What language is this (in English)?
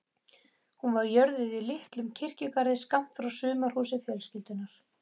Icelandic